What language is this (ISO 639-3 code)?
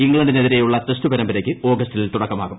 mal